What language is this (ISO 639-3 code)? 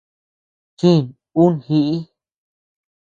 cux